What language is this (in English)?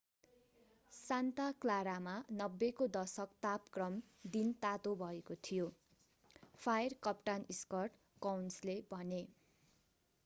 Nepali